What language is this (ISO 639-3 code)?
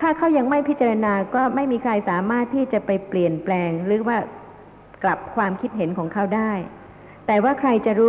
tha